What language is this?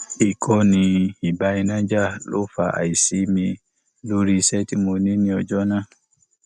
Yoruba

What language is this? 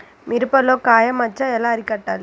Telugu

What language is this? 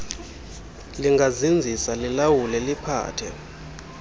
Xhosa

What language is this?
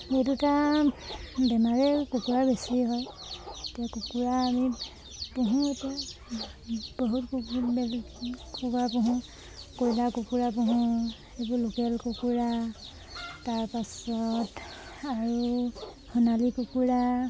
Assamese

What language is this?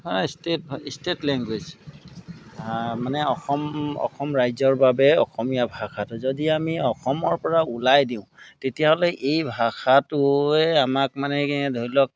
Assamese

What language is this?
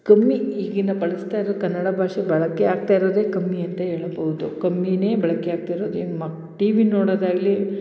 Kannada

